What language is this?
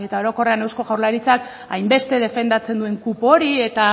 Basque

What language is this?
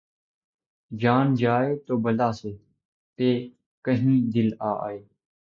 Urdu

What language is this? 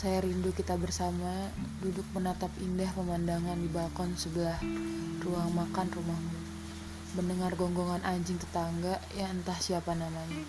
Indonesian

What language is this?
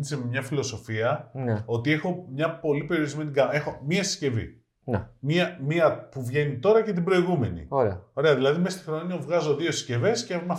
Greek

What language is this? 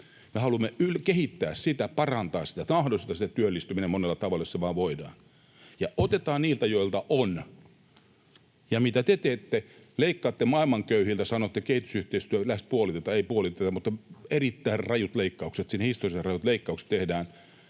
Finnish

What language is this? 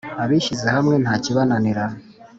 Kinyarwanda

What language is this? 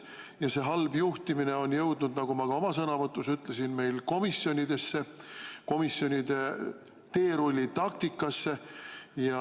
Estonian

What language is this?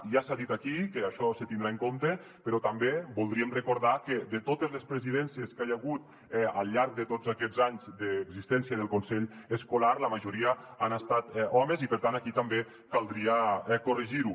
Catalan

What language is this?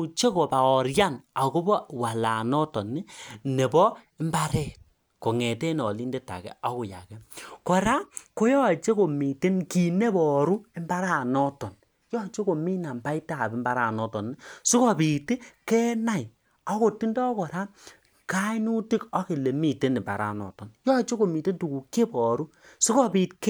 Kalenjin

